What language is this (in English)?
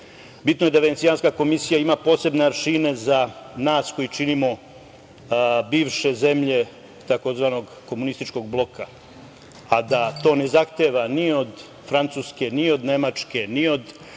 Serbian